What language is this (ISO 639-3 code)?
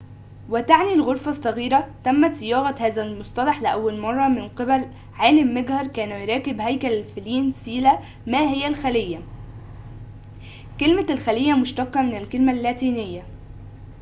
ara